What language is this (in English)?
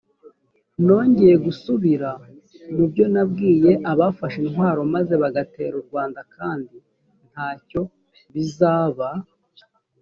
Kinyarwanda